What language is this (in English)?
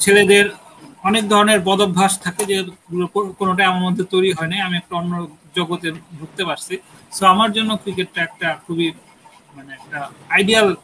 Bangla